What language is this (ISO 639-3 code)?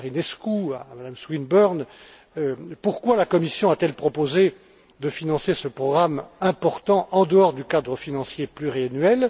fra